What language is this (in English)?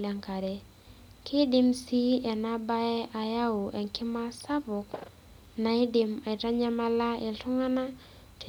Masai